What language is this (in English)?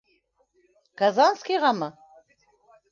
Bashkir